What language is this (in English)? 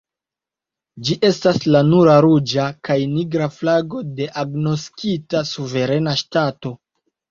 Esperanto